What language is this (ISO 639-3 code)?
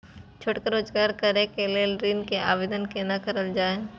mai